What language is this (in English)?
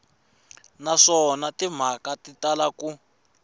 Tsonga